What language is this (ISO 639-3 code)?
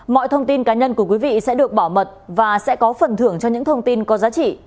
vie